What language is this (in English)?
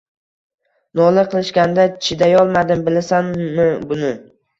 Uzbek